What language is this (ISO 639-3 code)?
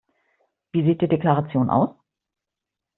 deu